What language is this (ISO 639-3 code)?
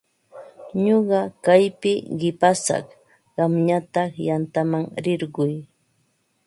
qva